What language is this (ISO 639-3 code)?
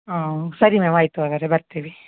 kan